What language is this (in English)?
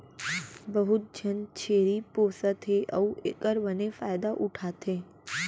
Chhattisgarhi